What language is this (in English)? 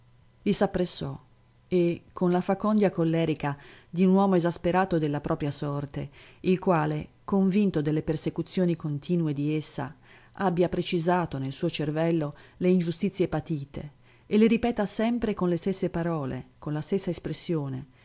Italian